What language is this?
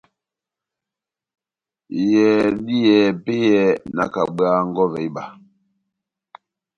Batanga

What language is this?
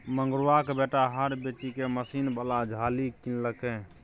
Maithili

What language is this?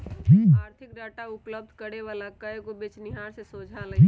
Magahi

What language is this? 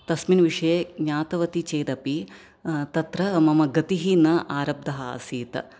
Sanskrit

